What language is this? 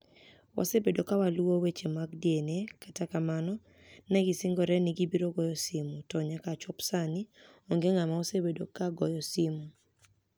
Luo (Kenya and Tanzania)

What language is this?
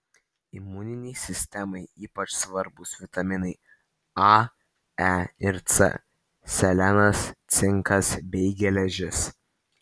Lithuanian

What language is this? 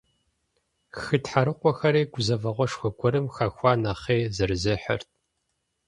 Kabardian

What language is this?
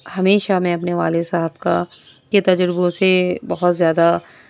Urdu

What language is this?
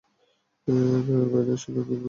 Bangla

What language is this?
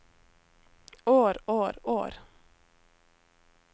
Norwegian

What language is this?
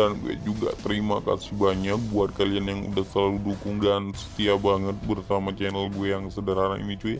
Indonesian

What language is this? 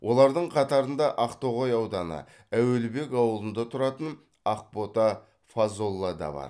Kazakh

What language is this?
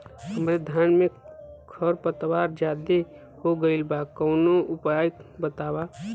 Bhojpuri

